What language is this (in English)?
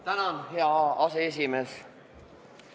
Estonian